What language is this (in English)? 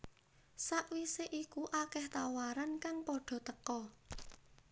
Javanese